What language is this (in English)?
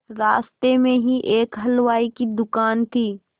Hindi